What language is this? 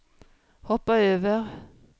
Swedish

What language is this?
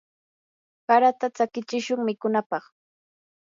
Yanahuanca Pasco Quechua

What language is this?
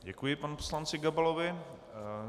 Czech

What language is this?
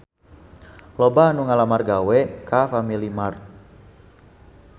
Sundanese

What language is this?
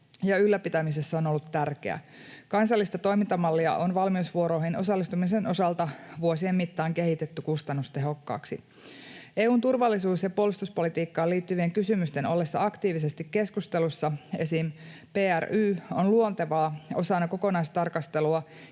Finnish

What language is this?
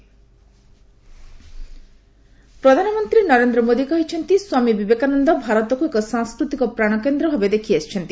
Odia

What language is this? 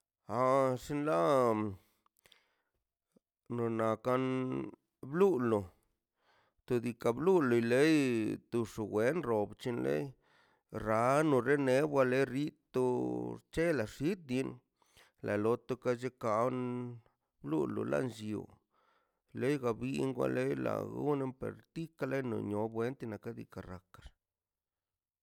Mazaltepec Zapotec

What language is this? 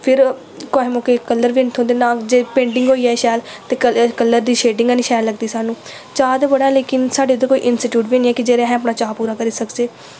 Dogri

